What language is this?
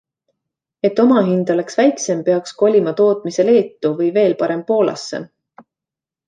Estonian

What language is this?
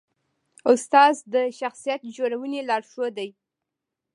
Pashto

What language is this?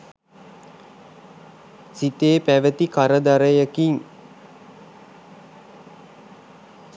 Sinhala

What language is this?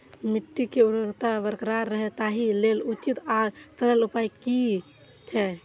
Maithili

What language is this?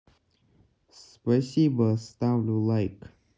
Russian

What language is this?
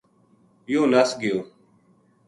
Gujari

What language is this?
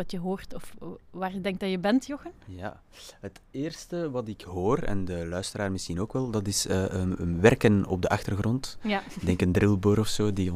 Dutch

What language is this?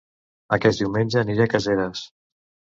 Catalan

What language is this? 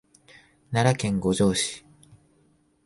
Japanese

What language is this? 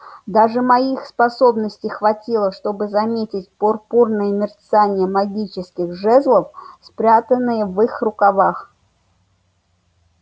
Russian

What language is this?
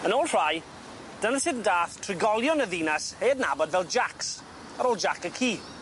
Welsh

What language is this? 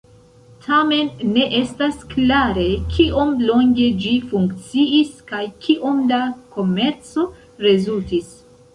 Esperanto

